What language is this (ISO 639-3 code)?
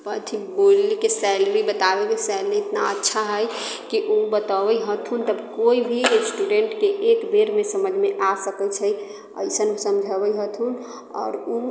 mai